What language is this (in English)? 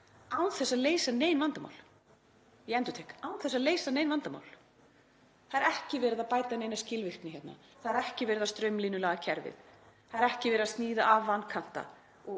Icelandic